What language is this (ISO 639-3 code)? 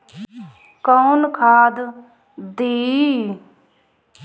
bho